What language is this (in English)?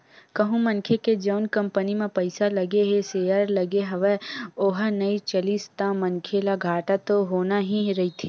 Chhattisgarhi